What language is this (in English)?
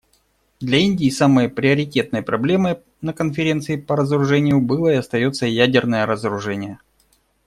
Russian